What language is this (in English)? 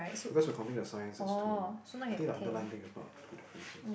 English